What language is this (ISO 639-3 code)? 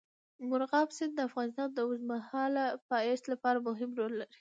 pus